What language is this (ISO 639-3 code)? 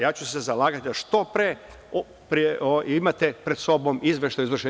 srp